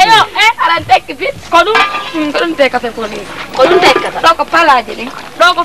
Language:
Indonesian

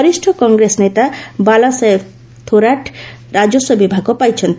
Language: Odia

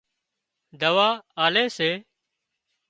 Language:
Wadiyara Koli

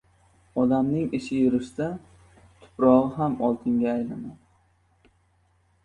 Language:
Uzbek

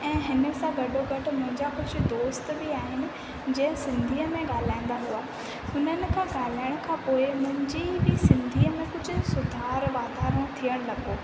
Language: Sindhi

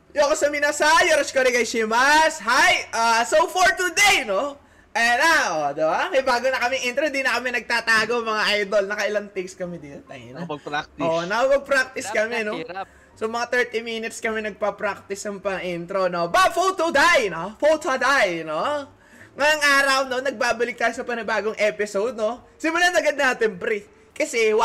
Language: Filipino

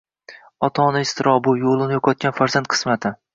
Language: Uzbek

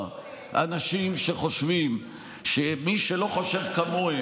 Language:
Hebrew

